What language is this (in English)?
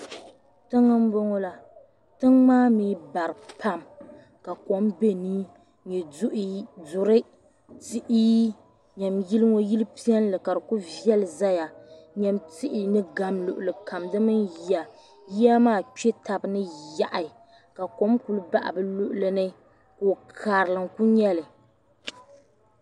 Dagbani